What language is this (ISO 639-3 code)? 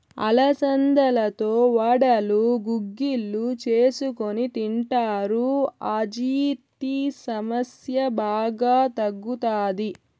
tel